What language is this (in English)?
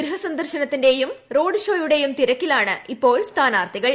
Malayalam